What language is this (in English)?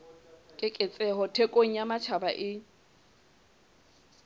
Southern Sotho